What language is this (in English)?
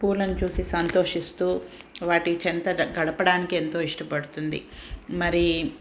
Telugu